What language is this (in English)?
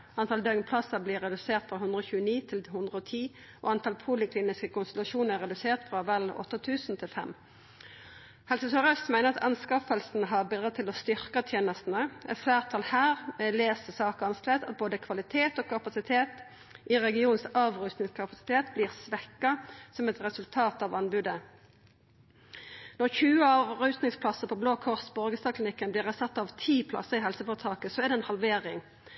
Norwegian Nynorsk